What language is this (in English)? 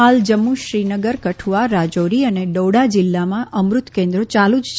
Gujarati